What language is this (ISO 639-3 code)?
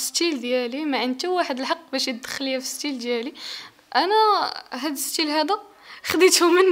ara